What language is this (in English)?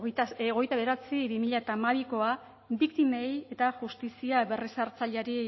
Basque